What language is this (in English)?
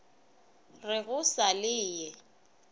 Northern Sotho